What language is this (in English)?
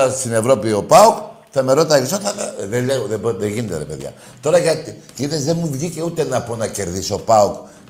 Greek